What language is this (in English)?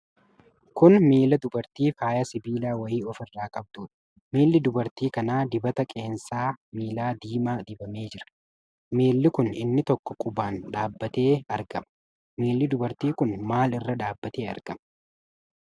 Oromo